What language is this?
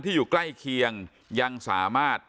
Thai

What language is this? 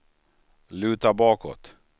Swedish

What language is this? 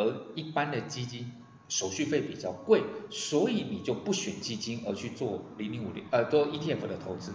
Chinese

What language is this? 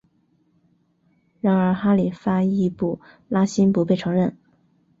Chinese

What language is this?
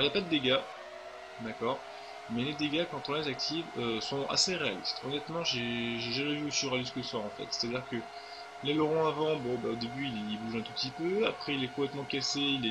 French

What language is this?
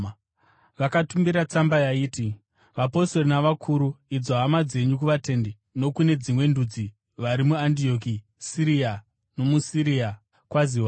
Shona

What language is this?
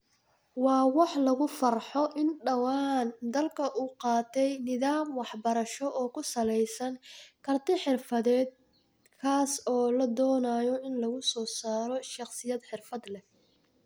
Somali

